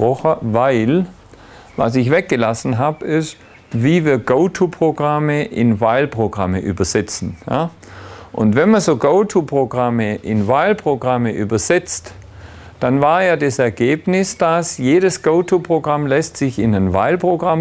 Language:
German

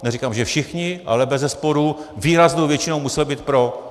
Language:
Czech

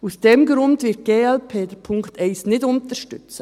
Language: Swiss German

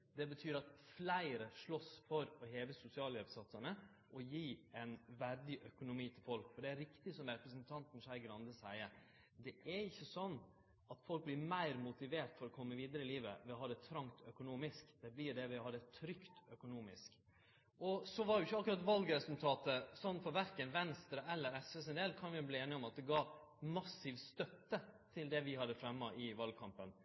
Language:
Norwegian Nynorsk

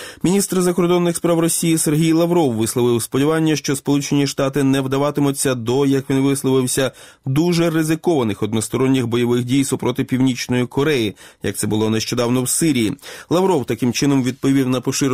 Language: Ukrainian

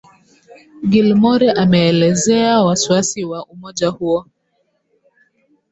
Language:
Swahili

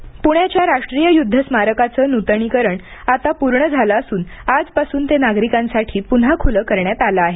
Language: Marathi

